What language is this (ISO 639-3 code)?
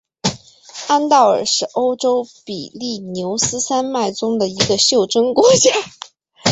zho